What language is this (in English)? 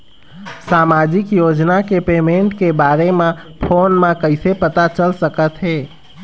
Chhattisgarhi